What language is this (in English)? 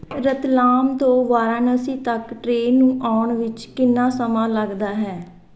Punjabi